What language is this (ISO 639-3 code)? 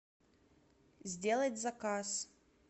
rus